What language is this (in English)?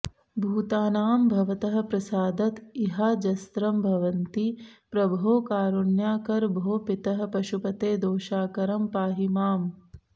Sanskrit